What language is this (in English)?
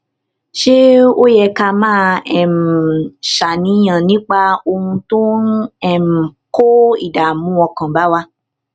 Yoruba